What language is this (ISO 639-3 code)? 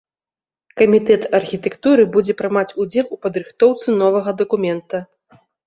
bel